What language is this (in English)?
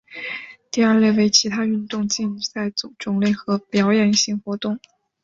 Chinese